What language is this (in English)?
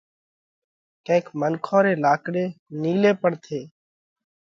Parkari Koli